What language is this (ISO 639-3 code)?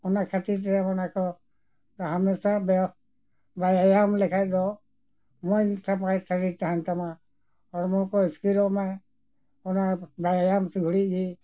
sat